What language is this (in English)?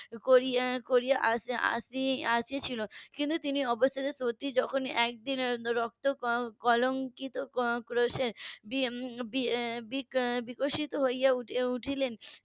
Bangla